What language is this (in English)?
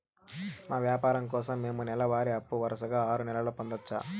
Telugu